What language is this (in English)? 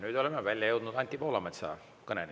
Estonian